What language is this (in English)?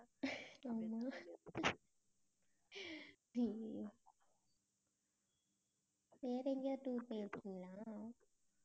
Tamil